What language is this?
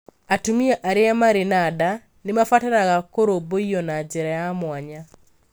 Kikuyu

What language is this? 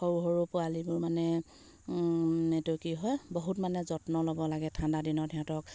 Assamese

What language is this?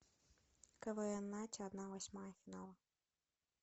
Russian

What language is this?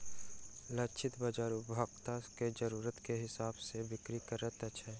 Maithili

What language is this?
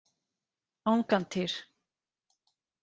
Icelandic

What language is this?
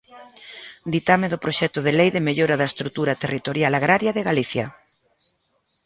Galician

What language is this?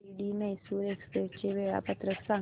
Marathi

